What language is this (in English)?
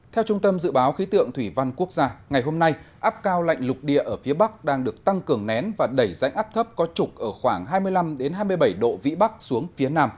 Vietnamese